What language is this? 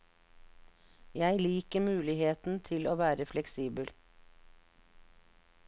Norwegian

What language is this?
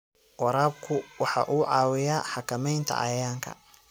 Somali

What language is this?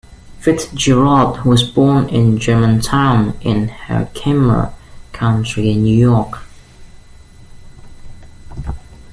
English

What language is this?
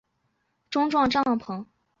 Chinese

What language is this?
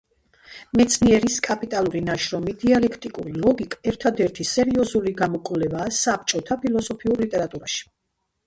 Georgian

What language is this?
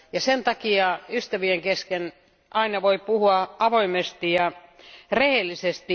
Finnish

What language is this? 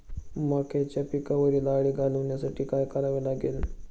Marathi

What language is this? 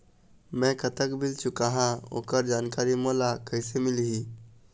Chhattisgarhi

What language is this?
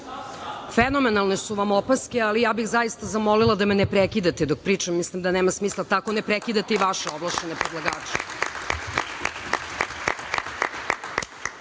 Serbian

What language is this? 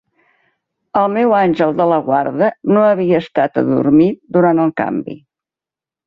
Catalan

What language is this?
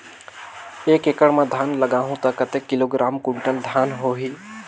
Chhattisgarhi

